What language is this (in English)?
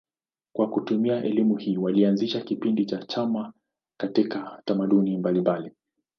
Swahili